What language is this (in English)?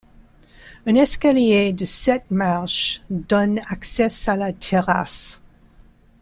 French